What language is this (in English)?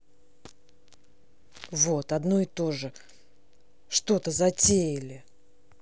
Russian